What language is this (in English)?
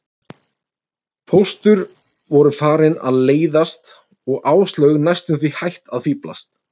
Icelandic